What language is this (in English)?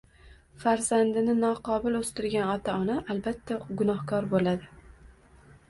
Uzbek